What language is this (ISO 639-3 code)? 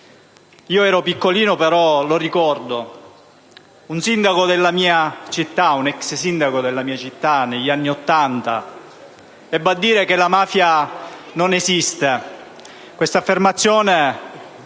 ita